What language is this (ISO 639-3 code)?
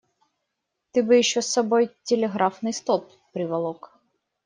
rus